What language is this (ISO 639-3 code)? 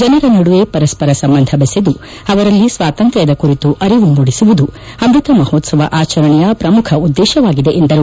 kan